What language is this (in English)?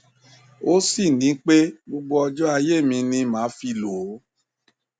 Yoruba